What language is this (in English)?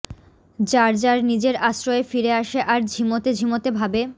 Bangla